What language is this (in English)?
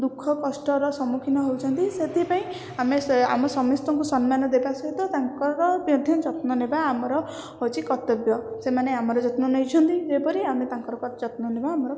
Odia